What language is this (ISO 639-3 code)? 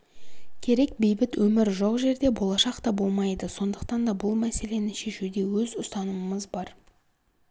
kaz